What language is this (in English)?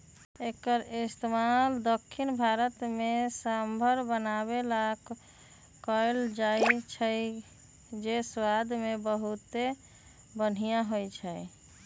Magahi